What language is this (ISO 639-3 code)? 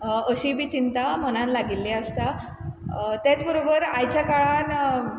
kok